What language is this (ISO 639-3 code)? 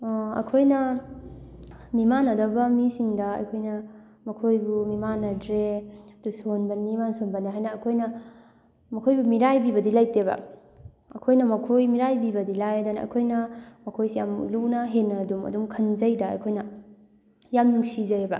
mni